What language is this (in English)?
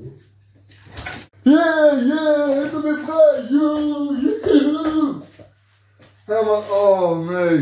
Dutch